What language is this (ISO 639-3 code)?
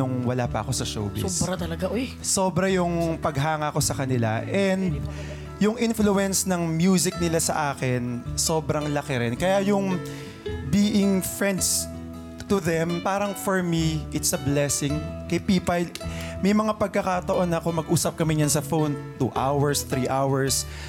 fil